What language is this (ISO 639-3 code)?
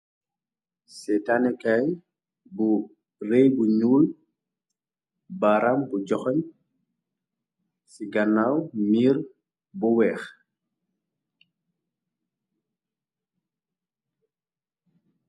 wol